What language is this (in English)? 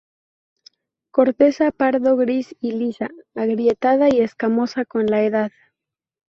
Spanish